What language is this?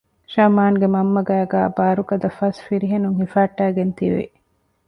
Divehi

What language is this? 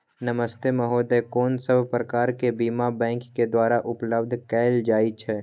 Maithili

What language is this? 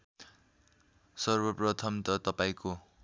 Nepali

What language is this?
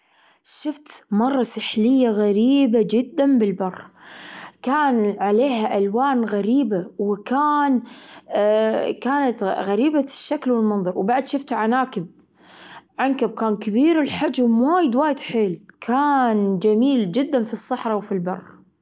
Gulf Arabic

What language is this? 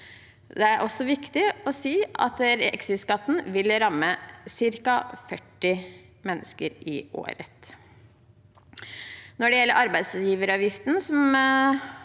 Norwegian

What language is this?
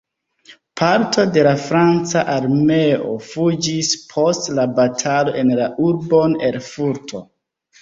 Esperanto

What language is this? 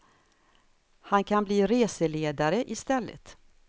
Swedish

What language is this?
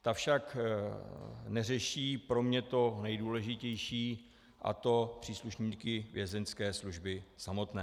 Czech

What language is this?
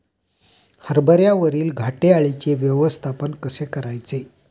Marathi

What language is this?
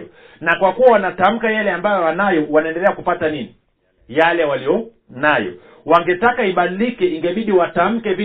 Swahili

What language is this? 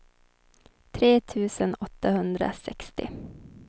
Swedish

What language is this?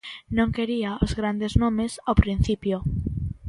Galician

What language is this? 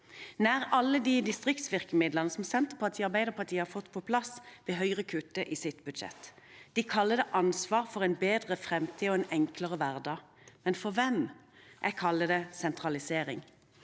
Norwegian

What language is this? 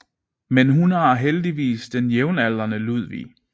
Danish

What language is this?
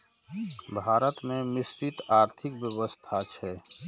Maithili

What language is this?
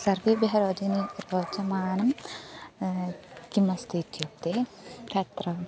Sanskrit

